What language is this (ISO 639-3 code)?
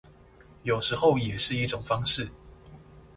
zho